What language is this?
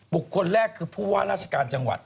Thai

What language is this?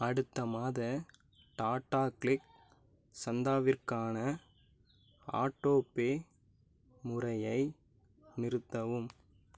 Tamil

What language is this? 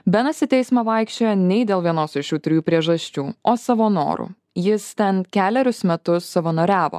Lithuanian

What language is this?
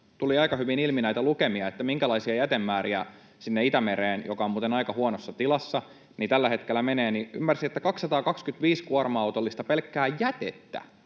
Finnish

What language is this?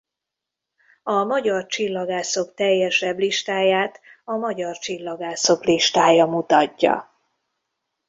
Hungarian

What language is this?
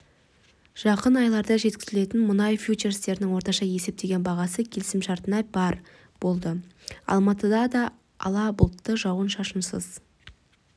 Kazakh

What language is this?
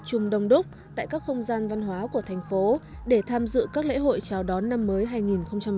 Vietnamese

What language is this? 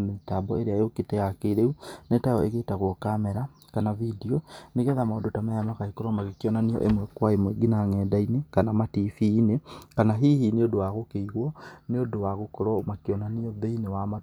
Kikuyu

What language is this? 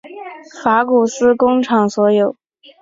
Chinese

